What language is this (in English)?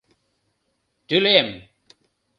Mari